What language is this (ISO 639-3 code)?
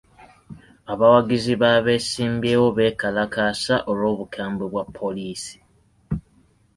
lug